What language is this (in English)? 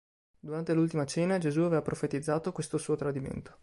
Italian